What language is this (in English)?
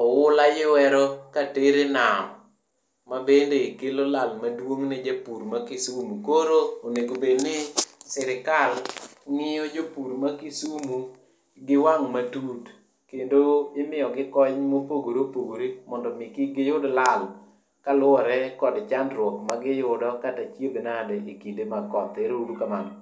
Luo (Kenya and Tanzania)